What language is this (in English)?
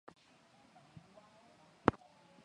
Swahili